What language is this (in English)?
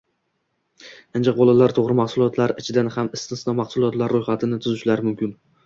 Uzbek